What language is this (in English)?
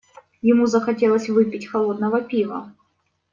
Russian